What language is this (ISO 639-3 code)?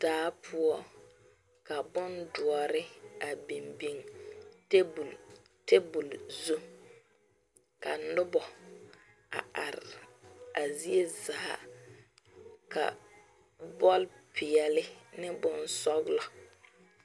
dga